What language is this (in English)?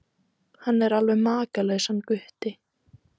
Icelandic